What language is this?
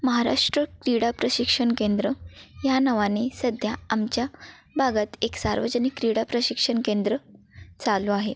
Marathi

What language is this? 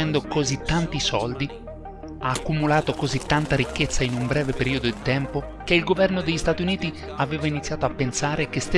Italian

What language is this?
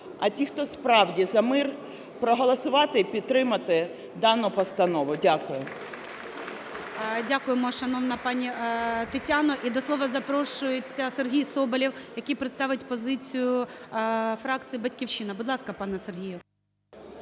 Ukrainian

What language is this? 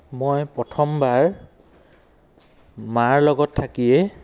Assamese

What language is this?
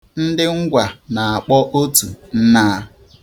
Igbo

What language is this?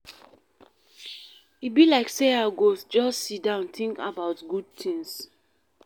Nigerian Pidgin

